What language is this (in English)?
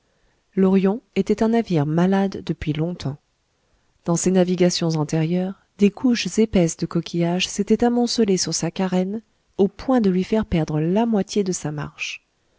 French